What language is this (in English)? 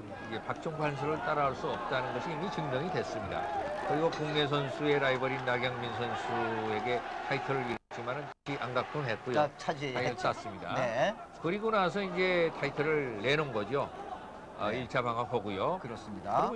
Korean